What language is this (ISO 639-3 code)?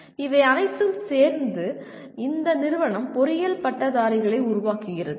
tam